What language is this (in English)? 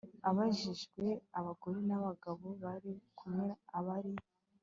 Kinyarwanda